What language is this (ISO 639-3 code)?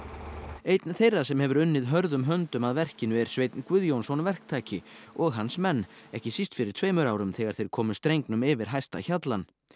isl